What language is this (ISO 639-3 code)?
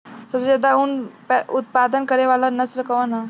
bho